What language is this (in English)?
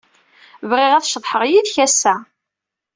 Kabyle